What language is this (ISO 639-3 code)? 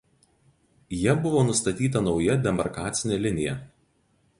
lit